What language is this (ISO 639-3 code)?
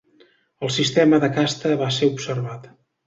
cat